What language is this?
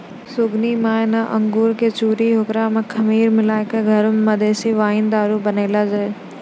Maithili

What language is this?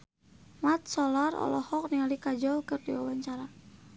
Sundanese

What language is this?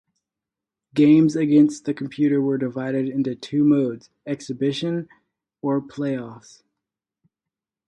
English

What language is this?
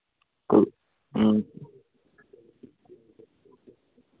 Dogri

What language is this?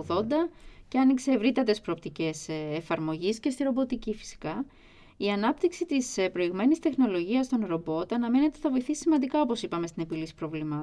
Greek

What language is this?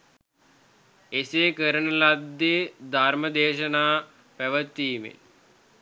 Sinhala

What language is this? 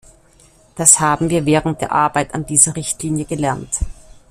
German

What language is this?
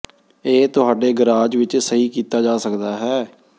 Punjabi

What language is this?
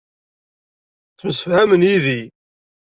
Kabyle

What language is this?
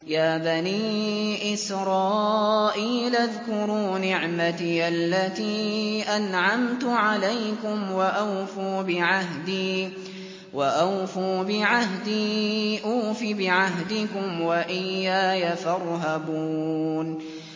Arabic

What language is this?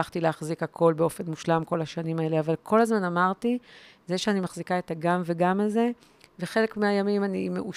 Hebrew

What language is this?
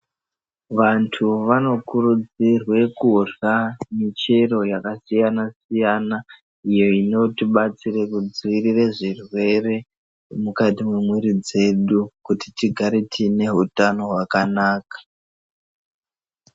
Ndau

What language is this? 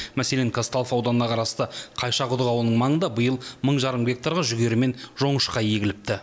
Kazakh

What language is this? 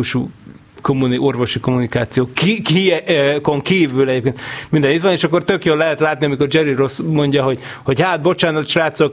Hungarian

